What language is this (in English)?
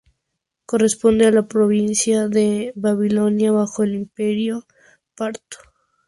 Spanish